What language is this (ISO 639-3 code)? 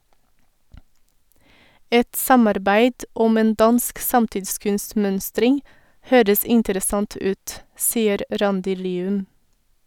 nor